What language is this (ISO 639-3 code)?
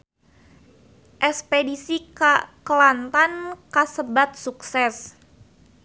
sun